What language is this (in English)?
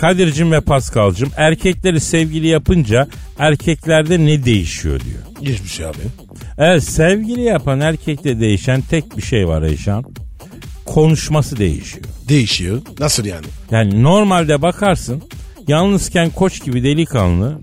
Turkish